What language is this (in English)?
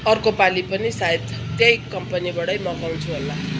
Nepali